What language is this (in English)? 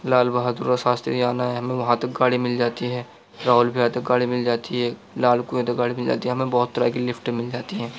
Urdu